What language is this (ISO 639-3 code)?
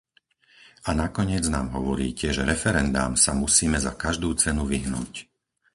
slk